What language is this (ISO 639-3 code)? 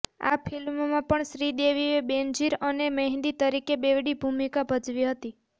guj